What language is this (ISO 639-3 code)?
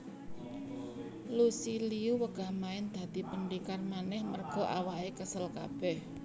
jav